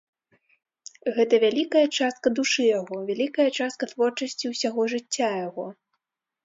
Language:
Belarusian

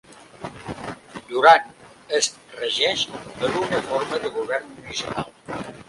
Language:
Catalan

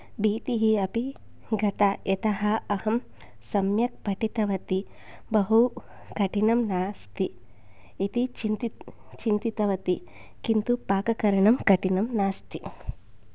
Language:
Sanskrit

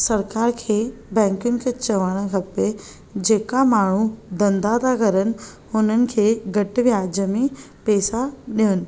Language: Sindhi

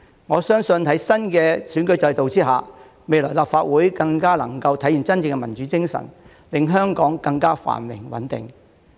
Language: Cantonese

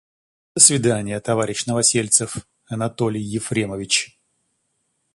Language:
Russian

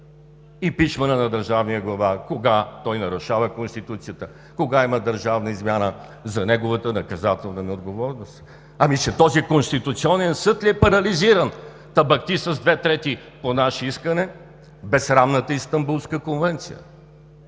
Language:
Bulgarian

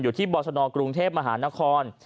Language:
Thai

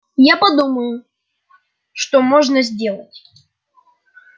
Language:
Russian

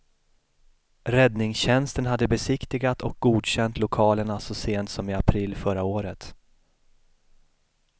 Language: Swedish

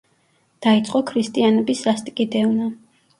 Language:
Georgian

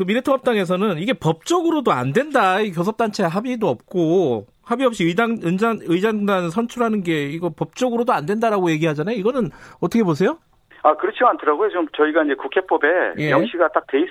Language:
Korean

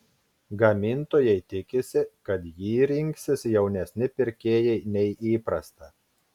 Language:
Lithuanian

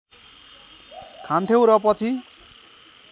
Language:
Nepali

